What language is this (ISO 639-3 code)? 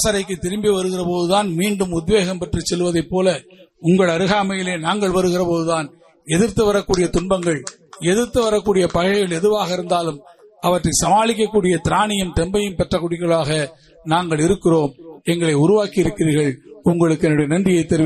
tam